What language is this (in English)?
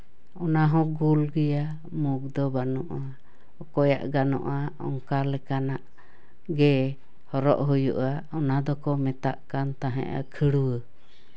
Santali